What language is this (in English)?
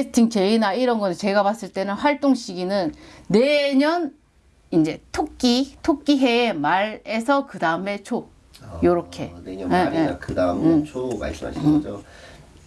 Korean